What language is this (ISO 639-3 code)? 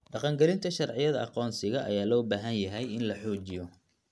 som